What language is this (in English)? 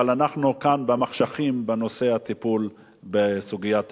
Hebrew